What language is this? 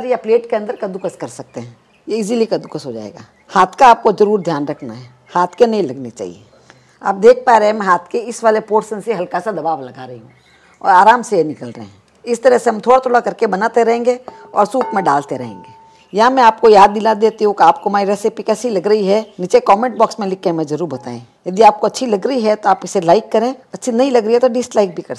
Hindi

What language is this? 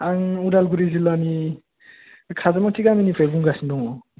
Bodo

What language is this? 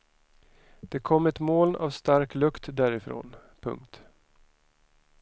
Swedish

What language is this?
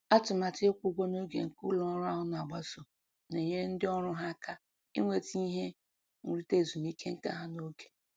Igbo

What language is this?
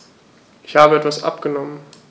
German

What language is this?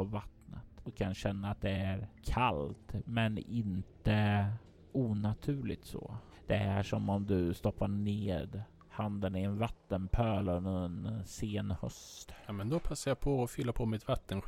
Swedish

